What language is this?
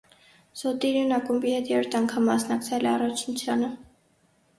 Armenian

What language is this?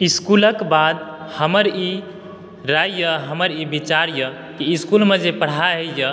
Maithili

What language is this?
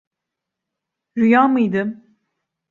Turkish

